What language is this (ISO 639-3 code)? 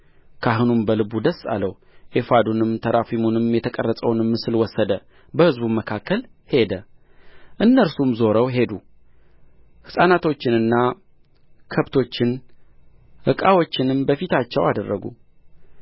amh